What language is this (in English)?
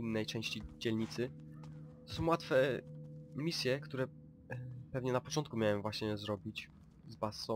Polish